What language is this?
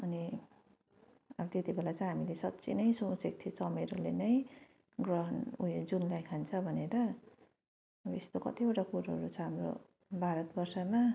Nepali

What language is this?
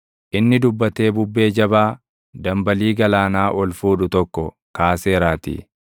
Oromo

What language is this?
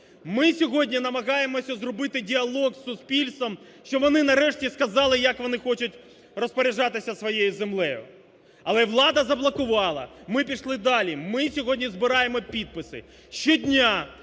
Ukrainian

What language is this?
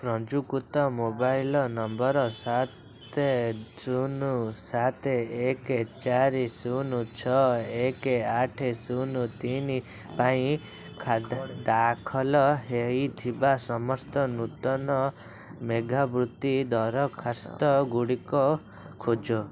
Odia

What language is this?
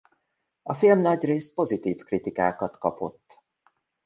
Hungarian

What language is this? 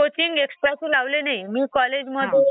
Marathi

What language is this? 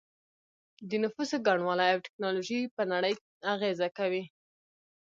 Pashto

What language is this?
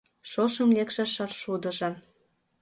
Mari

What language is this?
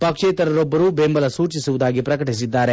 Kannada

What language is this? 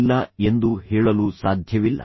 Kannada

